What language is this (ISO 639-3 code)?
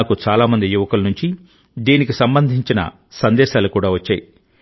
tel